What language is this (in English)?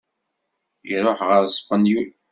Kabyle